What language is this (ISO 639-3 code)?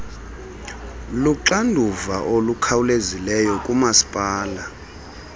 xho